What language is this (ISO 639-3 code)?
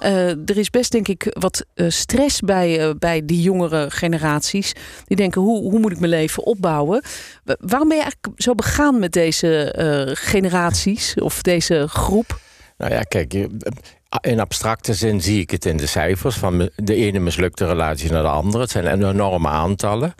nld